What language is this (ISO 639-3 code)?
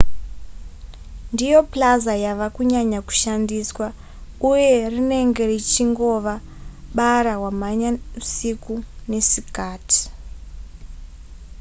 sna